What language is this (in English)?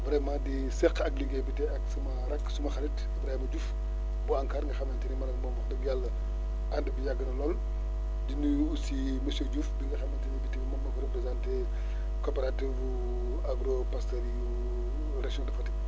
Wolof